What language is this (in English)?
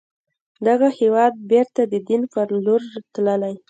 Pashto